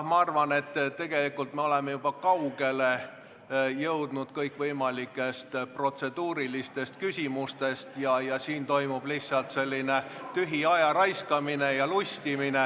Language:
Estonian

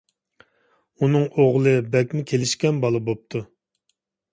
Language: Uyghur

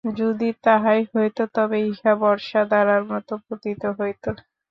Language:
Bangla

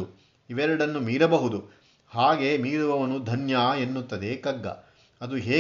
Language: Kannada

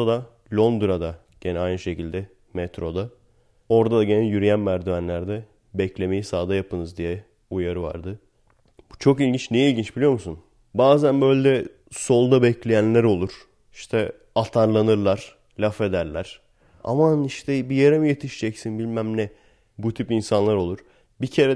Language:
Turkish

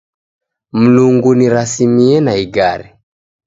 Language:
Taita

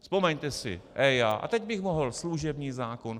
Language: Czech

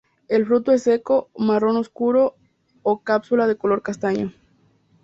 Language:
Spanish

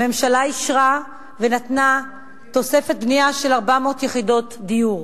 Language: Hebrew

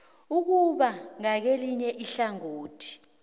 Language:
South Ndebele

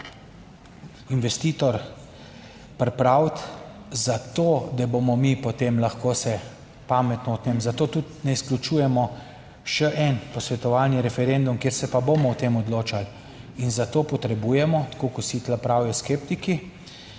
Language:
Slovenian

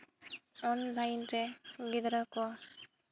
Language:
Santali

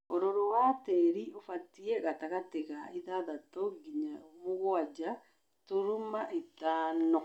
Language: Kikuyu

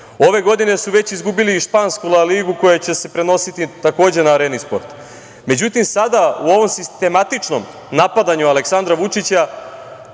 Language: Serbian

